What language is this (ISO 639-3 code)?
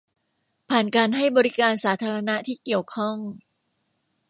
tha